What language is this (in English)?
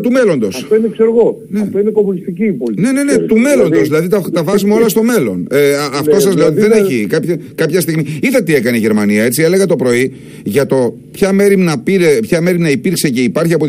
Greek